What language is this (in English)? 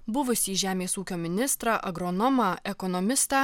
Lithuanian